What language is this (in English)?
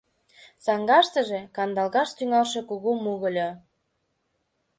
Mari